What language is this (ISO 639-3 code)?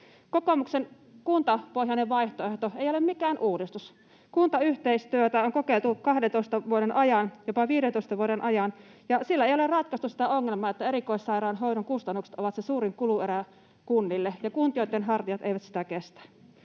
fin